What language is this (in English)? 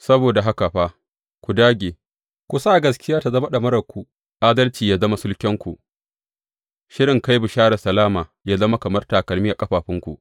Hausa